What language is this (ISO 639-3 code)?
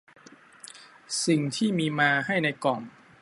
tha